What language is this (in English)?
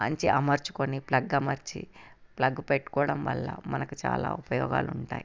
Telugu